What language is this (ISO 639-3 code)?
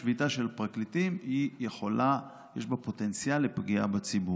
heb